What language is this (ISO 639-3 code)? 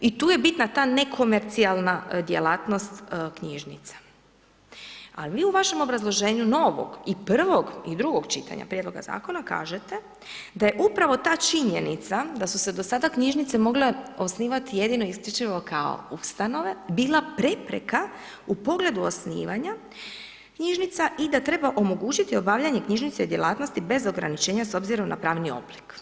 hrv